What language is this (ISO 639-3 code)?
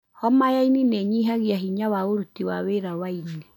kik